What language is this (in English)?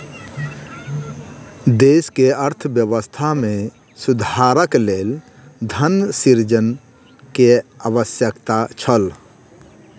Maithili